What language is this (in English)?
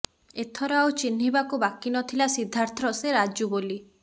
Odia